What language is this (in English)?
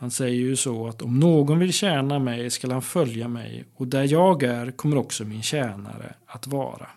Swedish